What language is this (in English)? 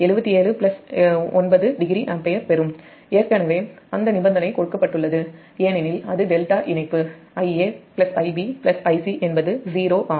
Tamil